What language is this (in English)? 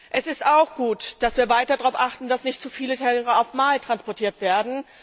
German